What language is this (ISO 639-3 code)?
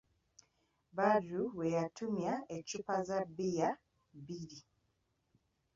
lug